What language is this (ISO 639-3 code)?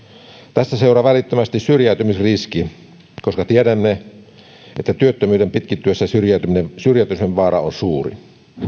fin